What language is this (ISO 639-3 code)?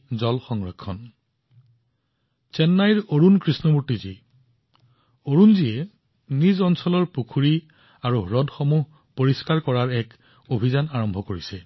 asm